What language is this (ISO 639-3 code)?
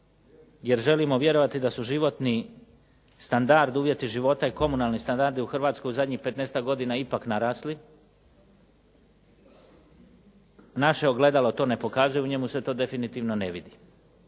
hrv